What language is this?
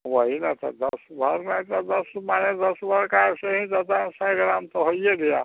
Hindi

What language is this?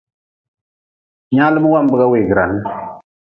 Nawdm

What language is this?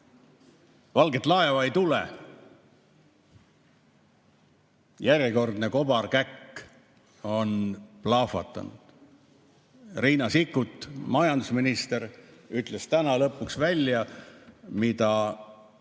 Estonian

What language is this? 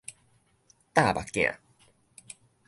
Min Nan Chinese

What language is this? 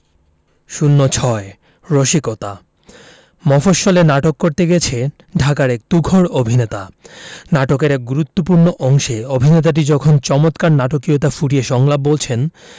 Bangla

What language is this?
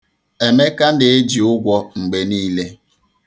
Igbo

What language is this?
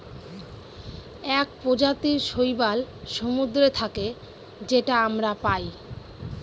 Bangla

